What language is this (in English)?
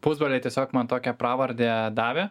Lithuanian